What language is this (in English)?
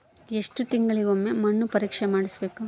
Kannada